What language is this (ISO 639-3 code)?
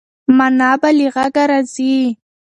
pus